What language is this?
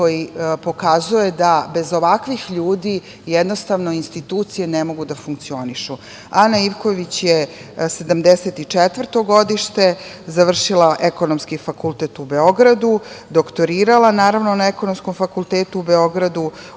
Serbian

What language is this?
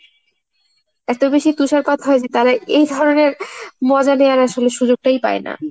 Bangla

